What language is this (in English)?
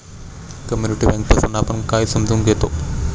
Marathi